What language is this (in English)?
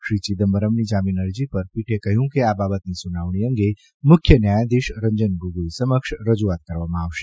Gujarati